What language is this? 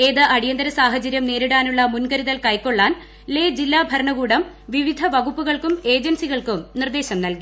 Malayalam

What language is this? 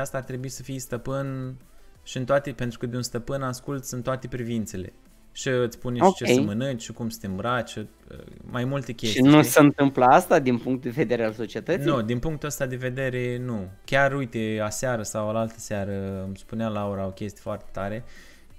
Romanian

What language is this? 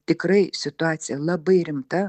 Lithuanian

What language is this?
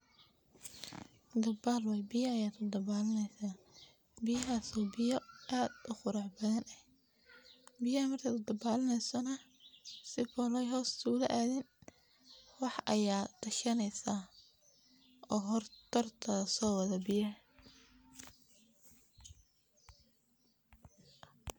Somali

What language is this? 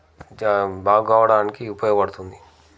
Telugu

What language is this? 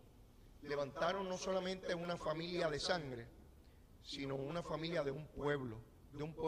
Spanish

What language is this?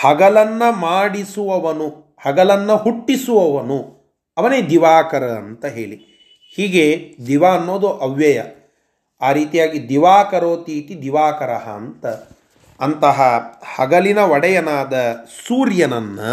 Kannada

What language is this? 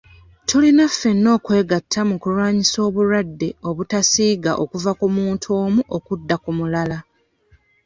Ganda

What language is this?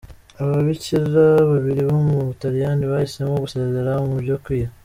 Kinyarwanda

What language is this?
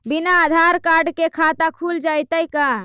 Magahi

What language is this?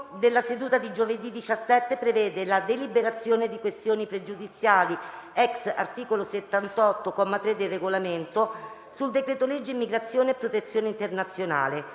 Italian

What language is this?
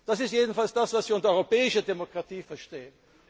German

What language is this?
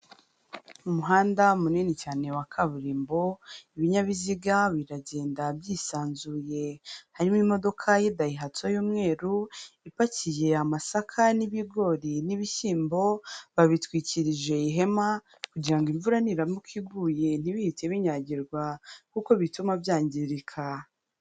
Kinyarwanda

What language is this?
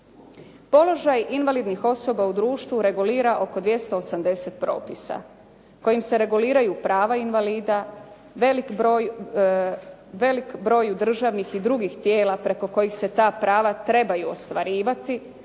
Croatian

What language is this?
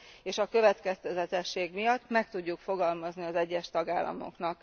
Hungarian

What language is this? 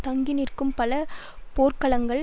Tamil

